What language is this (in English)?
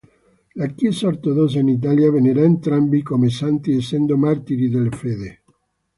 Italian